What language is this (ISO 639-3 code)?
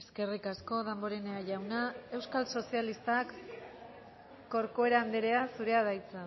eus